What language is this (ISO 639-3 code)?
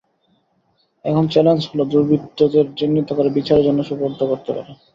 ben